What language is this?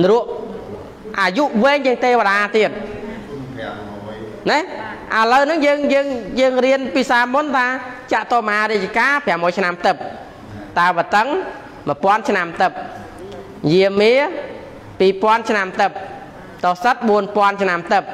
Thai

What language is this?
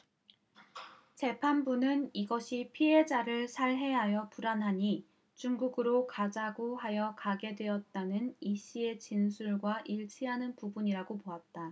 Korean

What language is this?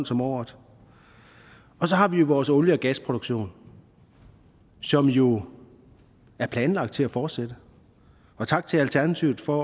Danish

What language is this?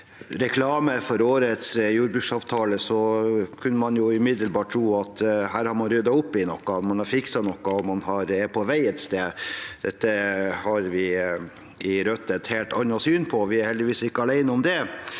Norwegian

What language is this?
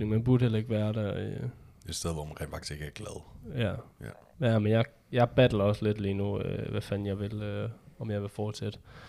Danish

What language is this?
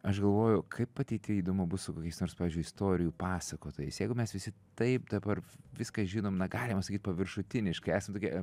Lithuanian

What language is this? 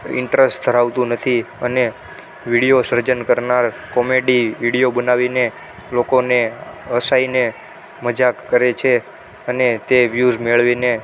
Gujarati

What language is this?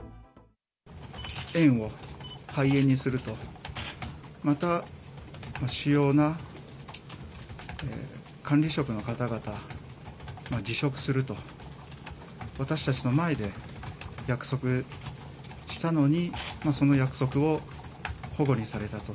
Japanese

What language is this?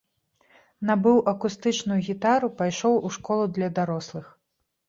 Belarusian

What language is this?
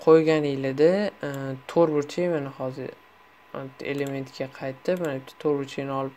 Turkish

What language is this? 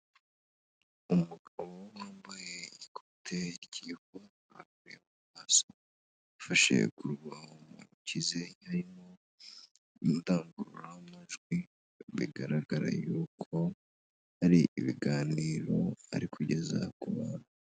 Kinyarwanda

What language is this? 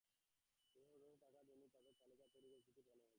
Bangla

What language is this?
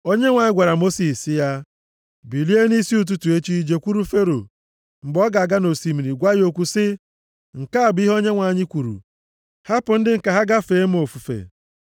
Igbo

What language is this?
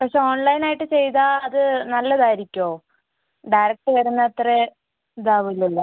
Malayalam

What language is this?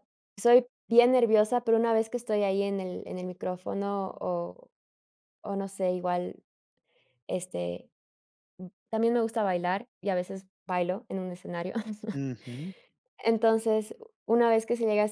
Spanish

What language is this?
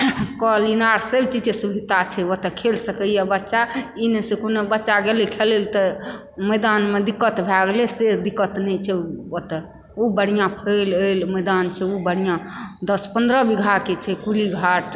Maithili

